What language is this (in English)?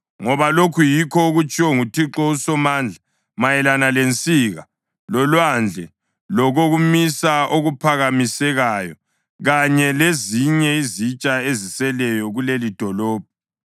North Ndebele